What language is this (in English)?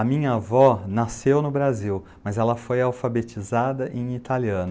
Portuguese